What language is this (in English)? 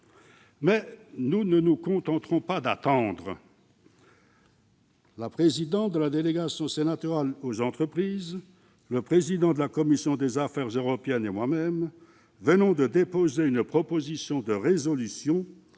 French